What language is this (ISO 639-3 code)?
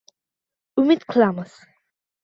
uzb